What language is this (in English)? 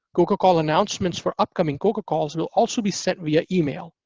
English